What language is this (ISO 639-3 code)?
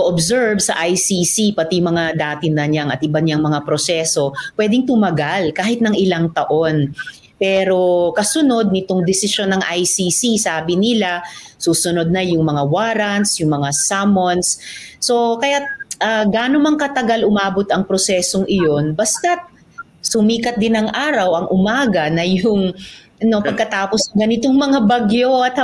fil